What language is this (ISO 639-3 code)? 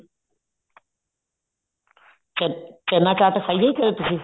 pan